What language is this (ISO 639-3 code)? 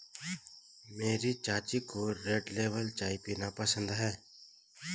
hin